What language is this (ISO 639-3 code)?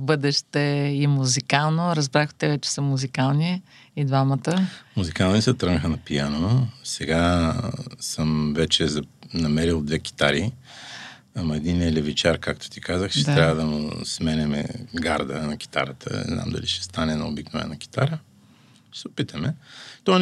bul